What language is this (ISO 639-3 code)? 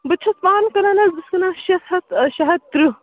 kas